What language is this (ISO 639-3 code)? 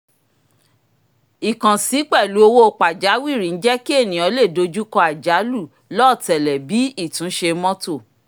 yor